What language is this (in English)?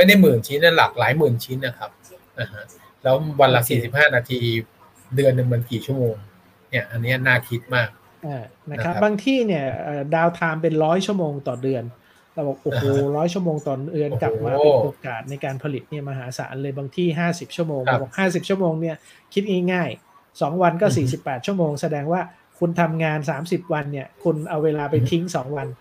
Thai